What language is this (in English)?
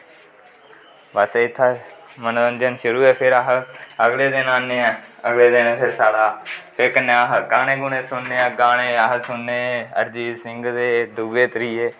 Dogri